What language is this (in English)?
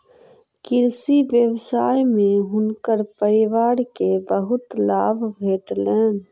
Maithili